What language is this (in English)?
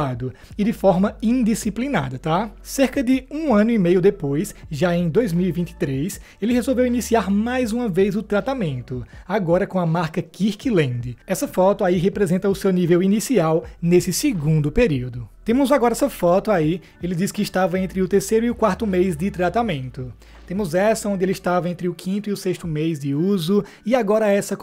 Portuguese